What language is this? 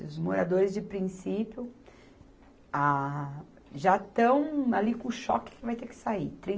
Portuguese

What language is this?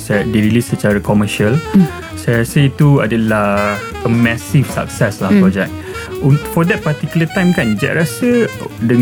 Malay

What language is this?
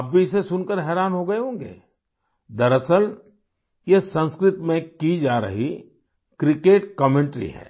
Hindi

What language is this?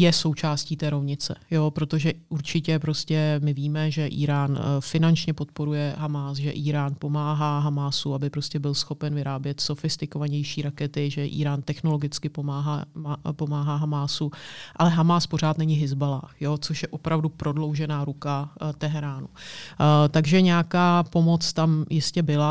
Czech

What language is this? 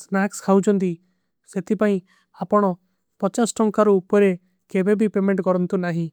Kui (India)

